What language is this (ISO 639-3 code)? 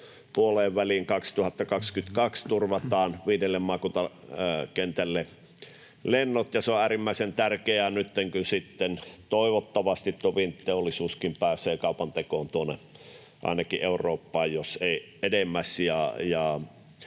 fin